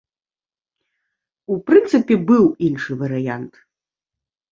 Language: Belarusian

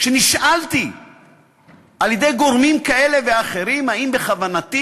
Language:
Hebrew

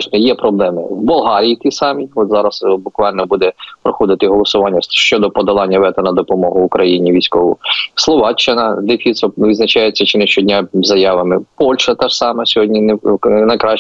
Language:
Ukrainian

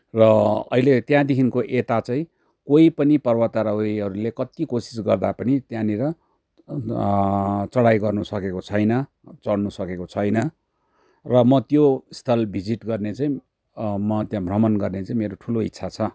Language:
Nepali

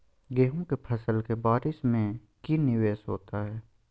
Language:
Magahi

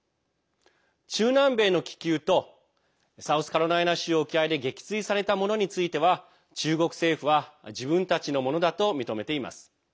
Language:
Japanese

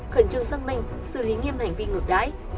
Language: Vietnamese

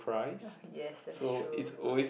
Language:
English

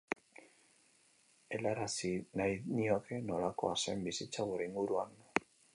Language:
Basque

